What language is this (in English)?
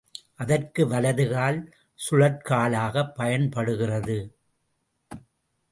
Tamil